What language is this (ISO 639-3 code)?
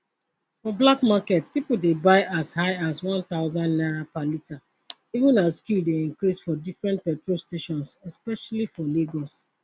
pcm